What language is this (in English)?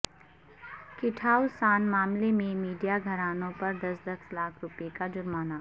Urdu